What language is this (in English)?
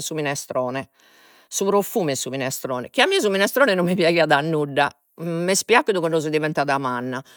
Sardinian